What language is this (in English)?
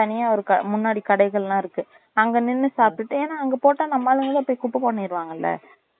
Tamil